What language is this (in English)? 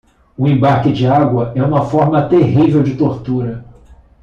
Portuguese